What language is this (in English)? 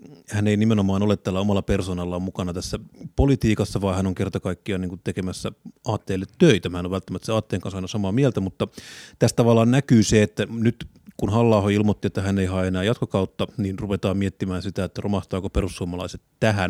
Finnish